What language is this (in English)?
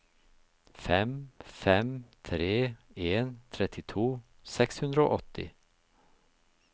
Norwegian